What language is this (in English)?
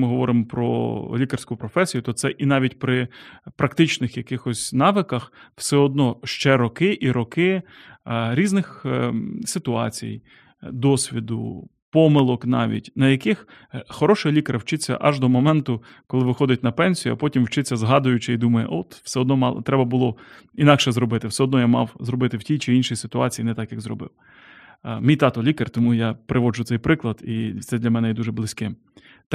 Ukrainian